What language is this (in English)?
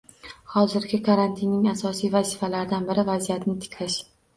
Uzbek